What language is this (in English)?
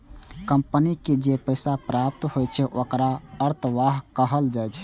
Maithili